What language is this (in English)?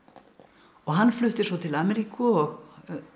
Icelandic